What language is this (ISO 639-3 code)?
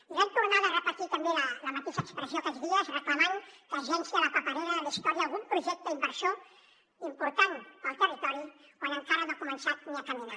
cat